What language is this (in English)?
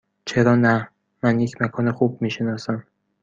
Persian